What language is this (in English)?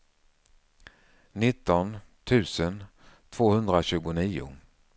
Swedish